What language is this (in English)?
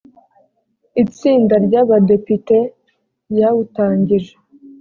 Kinyarwanda